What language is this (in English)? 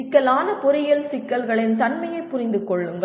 Tamil